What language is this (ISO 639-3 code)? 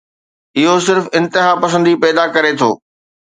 snd